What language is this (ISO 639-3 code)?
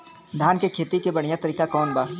bho